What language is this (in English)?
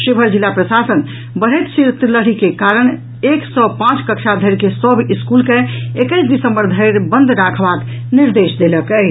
Maithili